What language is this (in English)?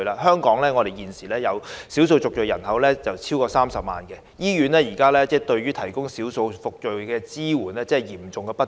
Cantonese